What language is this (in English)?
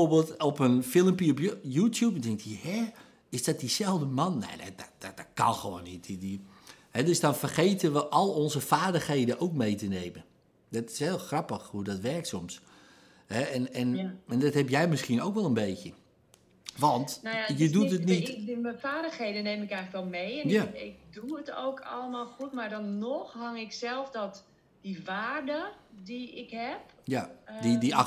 Dutch